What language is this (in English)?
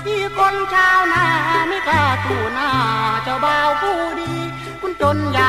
Thai